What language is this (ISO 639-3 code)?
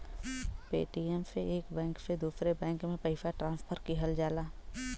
bho